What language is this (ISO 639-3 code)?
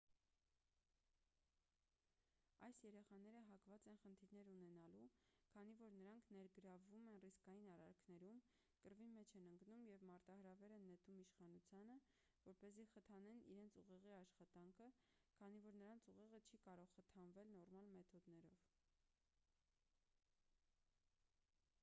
hye